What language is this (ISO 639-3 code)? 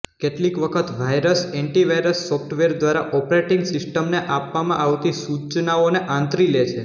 guj